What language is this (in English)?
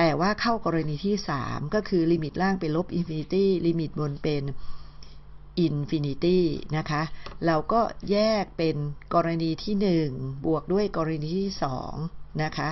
Thai